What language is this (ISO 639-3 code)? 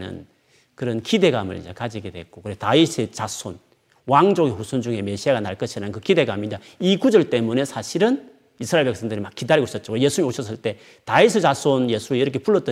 kor